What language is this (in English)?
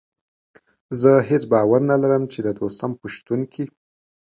Pashto